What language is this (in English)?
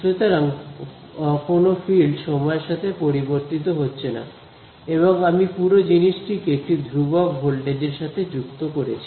Bangla